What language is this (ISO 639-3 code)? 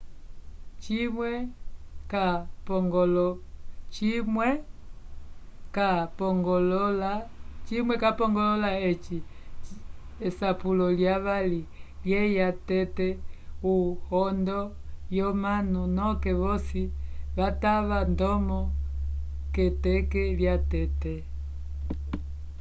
umb